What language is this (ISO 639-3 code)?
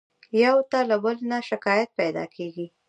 pus